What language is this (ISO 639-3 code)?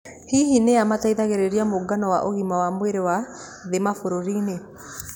kik